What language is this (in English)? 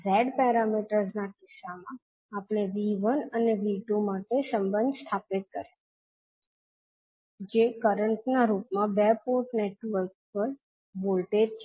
Gujarati